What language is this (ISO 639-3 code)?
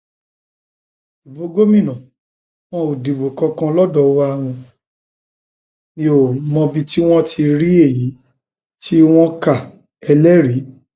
yor